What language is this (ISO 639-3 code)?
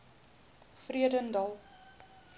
afr